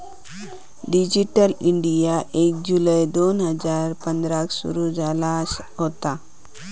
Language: Marathi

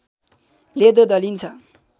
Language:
Nepali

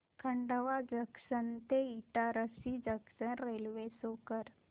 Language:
Marathi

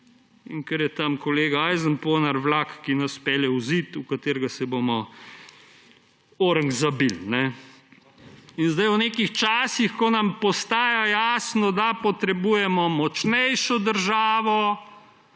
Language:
Slovenian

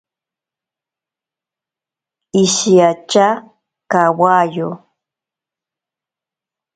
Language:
Ashéninka Perené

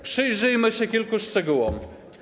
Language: Polish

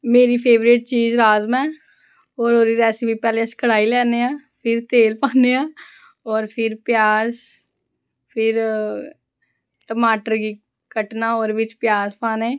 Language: Dogri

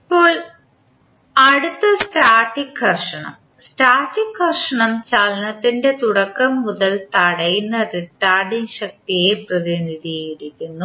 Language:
Malayalam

